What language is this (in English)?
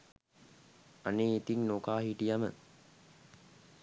Sinhala